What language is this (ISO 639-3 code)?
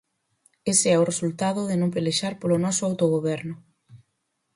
glg